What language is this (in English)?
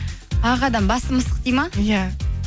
Kazakh